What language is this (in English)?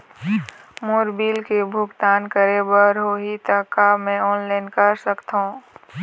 Chhattisgarhi